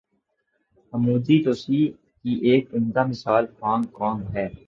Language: Urdu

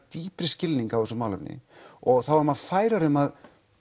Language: Icelandic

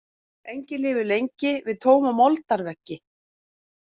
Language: Icelandic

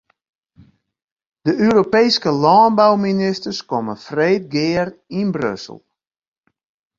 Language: Western Frisian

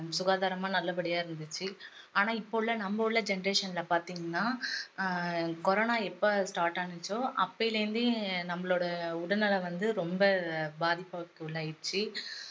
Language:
Tamil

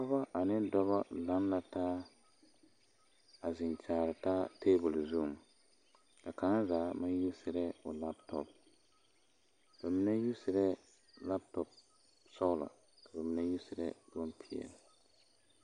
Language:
Southern Dagaare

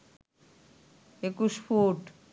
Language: Bangla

